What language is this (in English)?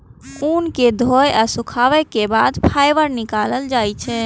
Maithili